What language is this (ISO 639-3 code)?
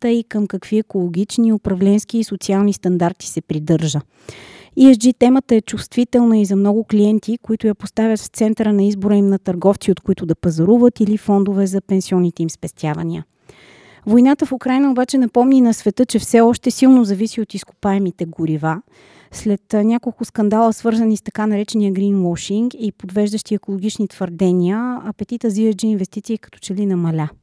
bul